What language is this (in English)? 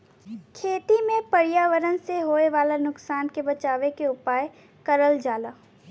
Bhojpuri